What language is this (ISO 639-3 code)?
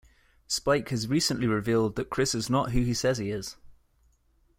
eng